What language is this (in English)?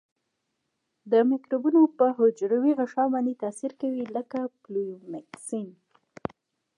Pashto